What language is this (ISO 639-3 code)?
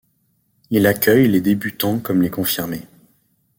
fra